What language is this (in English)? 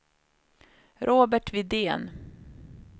Swedish